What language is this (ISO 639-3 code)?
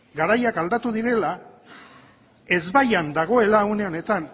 eus